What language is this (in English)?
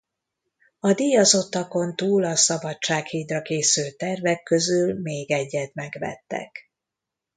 Hungarian